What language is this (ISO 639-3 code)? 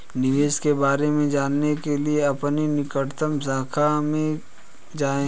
hin